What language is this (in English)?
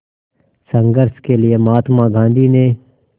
Hindi